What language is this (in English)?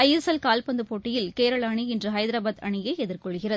Tamil